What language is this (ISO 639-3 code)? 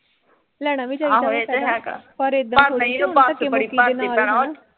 pan